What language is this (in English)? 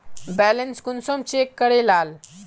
Magahi